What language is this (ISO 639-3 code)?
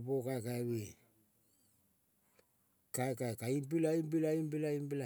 kol